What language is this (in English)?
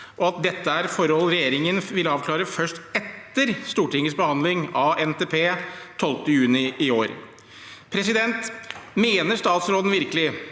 Norwegian